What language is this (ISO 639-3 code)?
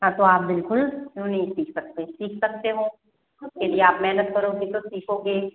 hin